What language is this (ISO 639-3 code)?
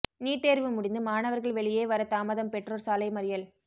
tam